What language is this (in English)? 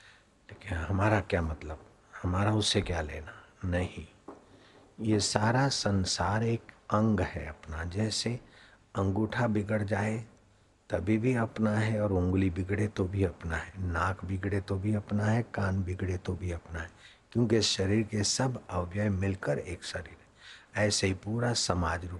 Hindi